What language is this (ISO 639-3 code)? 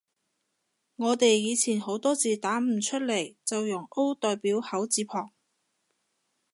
yue